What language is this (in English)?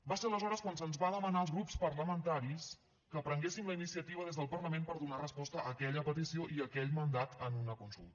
Catalan